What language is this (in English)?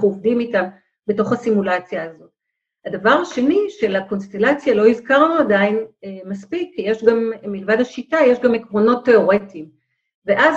Hebrew